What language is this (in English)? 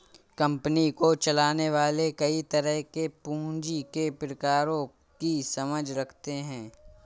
Hindi